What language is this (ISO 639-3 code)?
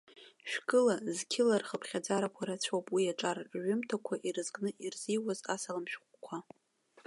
abk